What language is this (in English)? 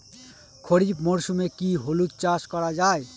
Bangla